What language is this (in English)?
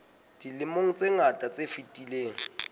Southern Sotho